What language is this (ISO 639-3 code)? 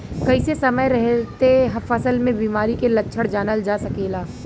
bho